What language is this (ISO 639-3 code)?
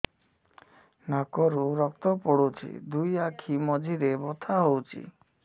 ori